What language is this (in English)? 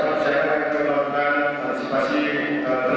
Indonesian